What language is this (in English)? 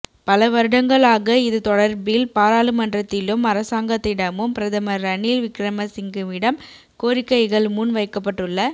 Tamil